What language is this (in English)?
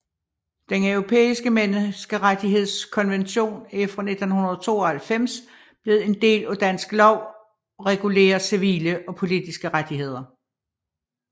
Danish